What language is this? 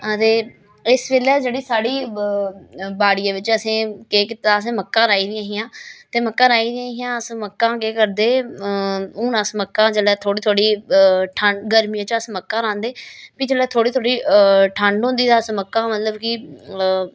Dogri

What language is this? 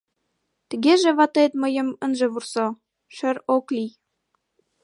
Mari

